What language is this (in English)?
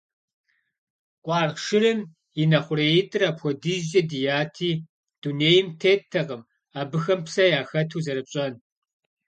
Kabardian